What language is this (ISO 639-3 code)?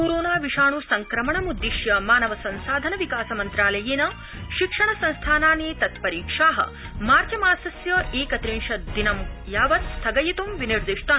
san